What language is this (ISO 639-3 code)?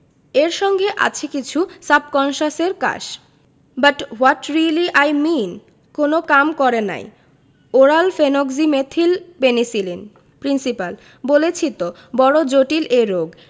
ben